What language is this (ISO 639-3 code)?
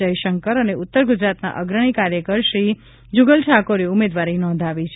guj